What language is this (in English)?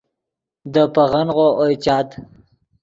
Yidgha